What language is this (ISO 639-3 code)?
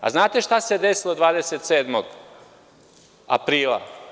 srp